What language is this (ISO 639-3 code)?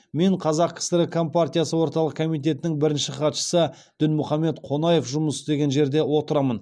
kaz